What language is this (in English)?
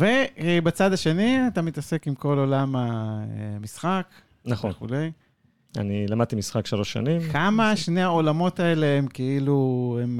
Hebrew